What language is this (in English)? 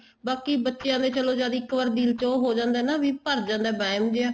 Punjabi